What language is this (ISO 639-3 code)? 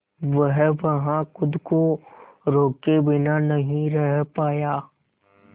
hin